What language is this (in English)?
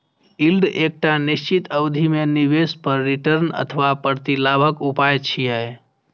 Maithili